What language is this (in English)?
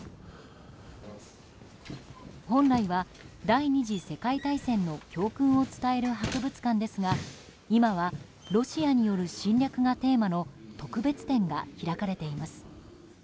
Japanese